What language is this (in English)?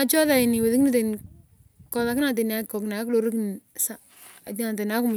Turkana